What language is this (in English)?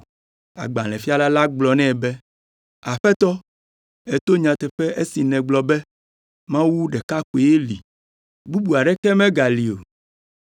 Ewe